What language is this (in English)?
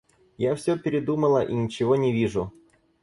Russian